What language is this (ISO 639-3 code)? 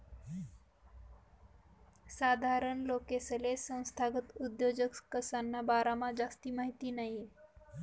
mar